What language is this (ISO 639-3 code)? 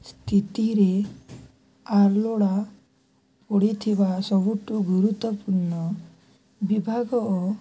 ori